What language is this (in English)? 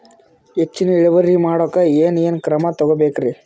Kannada